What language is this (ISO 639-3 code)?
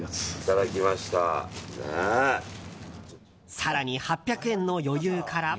jpn